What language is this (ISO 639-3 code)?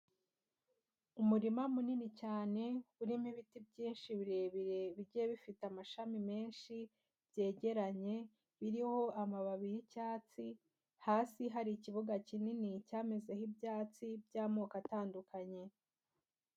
kin